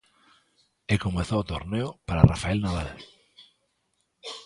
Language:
Galician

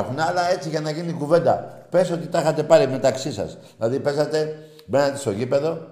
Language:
Greek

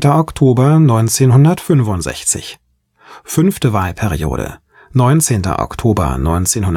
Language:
German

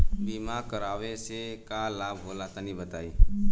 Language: Bhojpuri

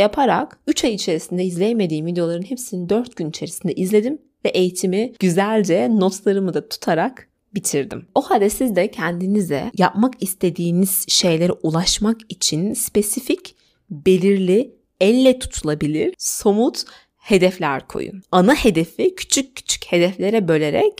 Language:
Turkish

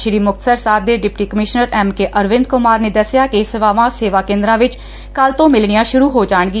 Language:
Punjabi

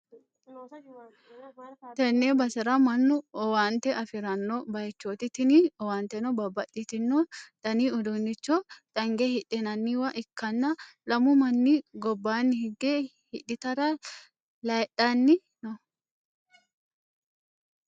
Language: Sidamo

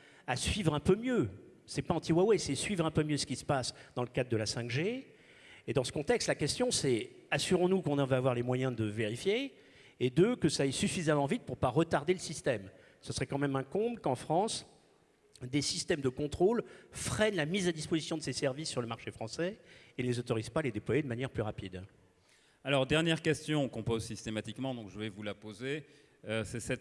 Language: French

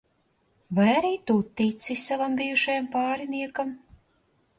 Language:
Latvian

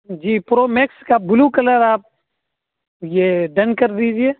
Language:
Urdu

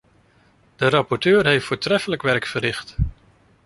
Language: Dutch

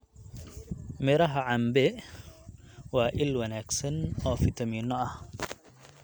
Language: Somali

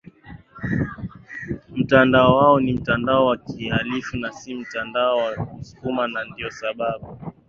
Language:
Swahili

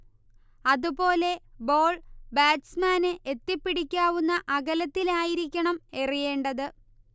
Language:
Malayalam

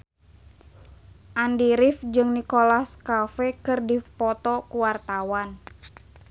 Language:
Sundanese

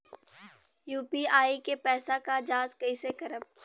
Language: Bhojpuri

